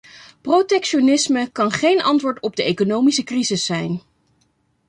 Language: Dutch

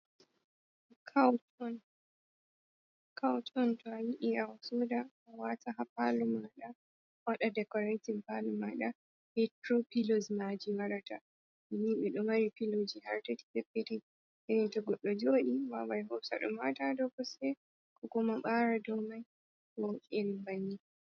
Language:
Fula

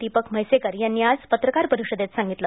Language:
Marathi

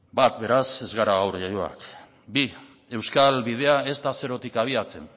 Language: Basque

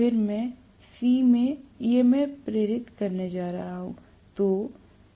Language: Hindi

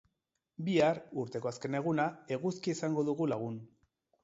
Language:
Basque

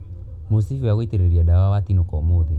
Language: Kikuyu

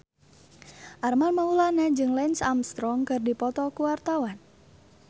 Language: Sundanese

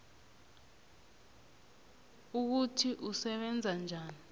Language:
South Ndebele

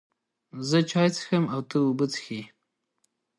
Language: Pashto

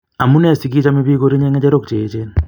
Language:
Kalenjin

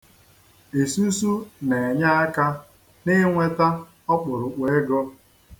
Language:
Igbo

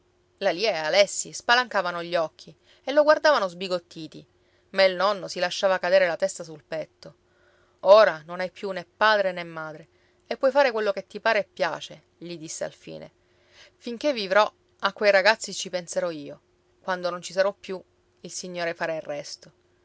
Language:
Italian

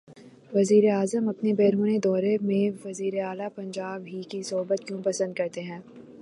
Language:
Urdu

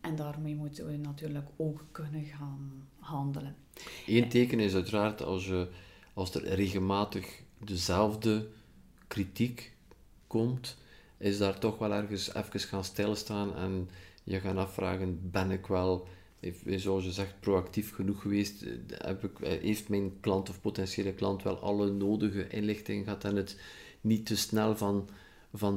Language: Dutch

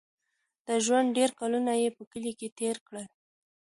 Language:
Pashto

